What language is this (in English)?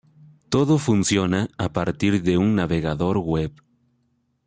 Spanish